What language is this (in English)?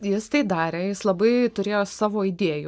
Lithuanian